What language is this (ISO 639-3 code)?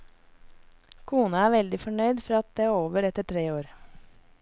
nor